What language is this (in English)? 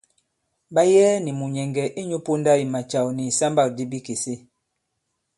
Bankon